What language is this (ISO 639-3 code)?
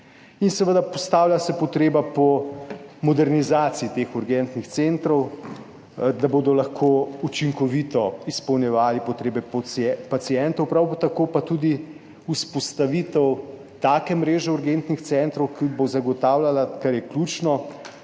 slv